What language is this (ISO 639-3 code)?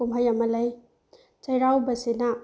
mni